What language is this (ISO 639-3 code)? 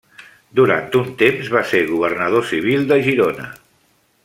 cat